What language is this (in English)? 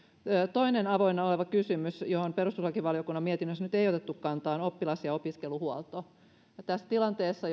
Finnish